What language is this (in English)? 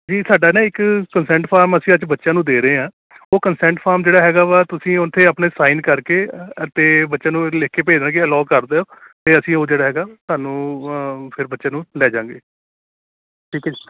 Punjabi